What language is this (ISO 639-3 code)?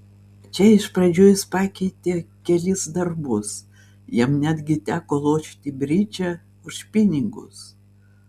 lit